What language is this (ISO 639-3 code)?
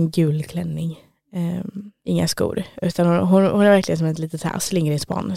swe